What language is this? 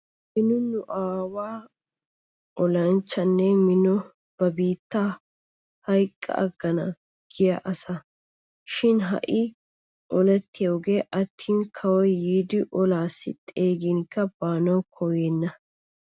Wolaytta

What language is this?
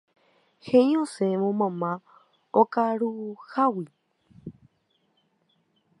Guarani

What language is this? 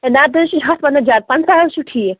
Kashmiri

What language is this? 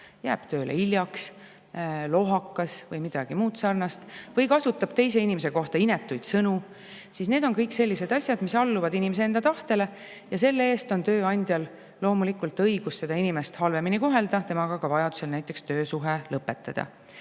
Estonian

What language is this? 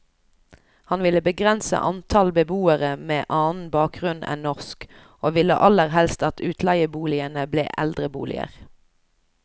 Norwegian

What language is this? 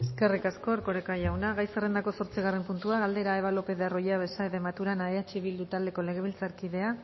Basque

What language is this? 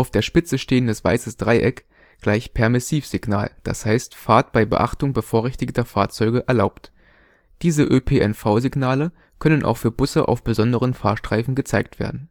German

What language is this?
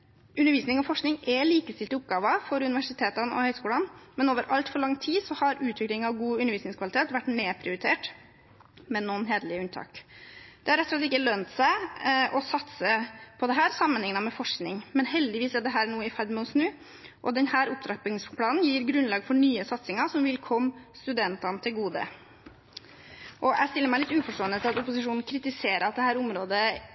Norwegian Bokmål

